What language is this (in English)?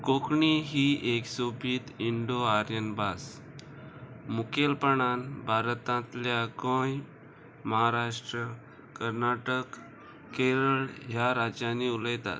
Konkani